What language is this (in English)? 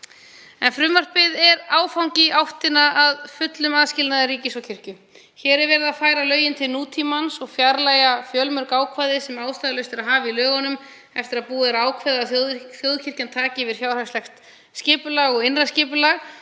Icelandic